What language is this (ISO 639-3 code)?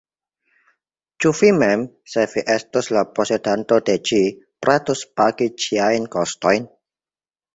epo